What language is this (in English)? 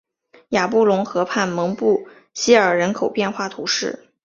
Chinese